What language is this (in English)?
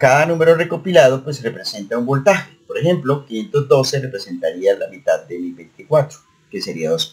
Spanish